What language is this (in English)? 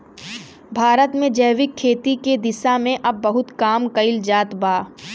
Bhojpuri